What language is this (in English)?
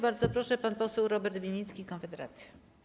Polish